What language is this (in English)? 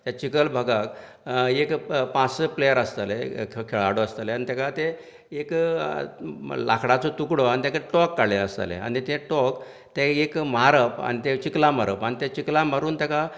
Konkani